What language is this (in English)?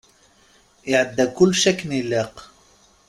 Kabyle